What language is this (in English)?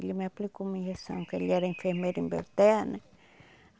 Portuguese